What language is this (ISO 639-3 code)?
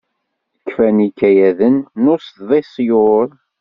kab